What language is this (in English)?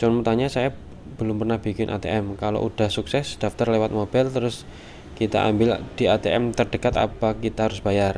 Indonesian